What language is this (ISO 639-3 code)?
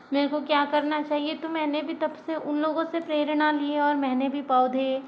hin